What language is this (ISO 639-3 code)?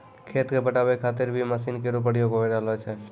mai